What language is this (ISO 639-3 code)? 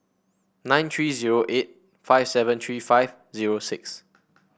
eng